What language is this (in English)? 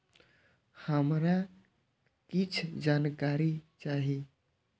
Maithili